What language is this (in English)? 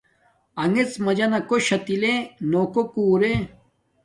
Domaaki